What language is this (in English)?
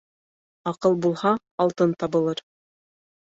Bashkir